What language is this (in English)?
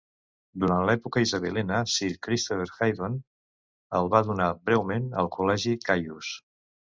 Catalan